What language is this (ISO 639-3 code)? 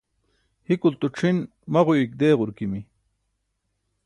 bsk